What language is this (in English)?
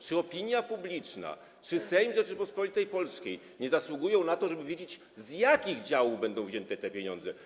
Polish